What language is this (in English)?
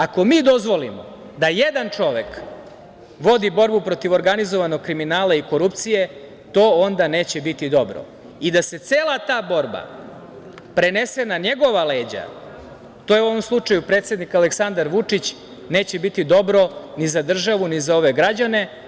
Serbian